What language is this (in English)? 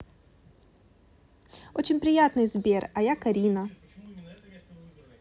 Russian